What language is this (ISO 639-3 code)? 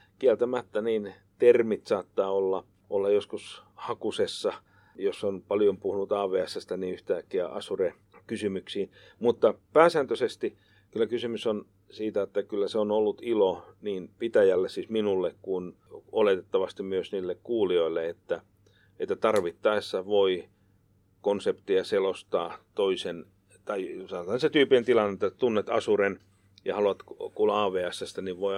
fin